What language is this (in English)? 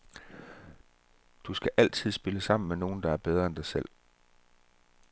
Danish